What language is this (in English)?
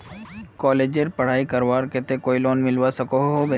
Magahi